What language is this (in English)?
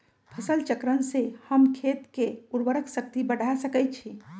Magahi